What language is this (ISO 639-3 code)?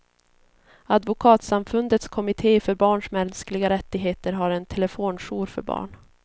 swe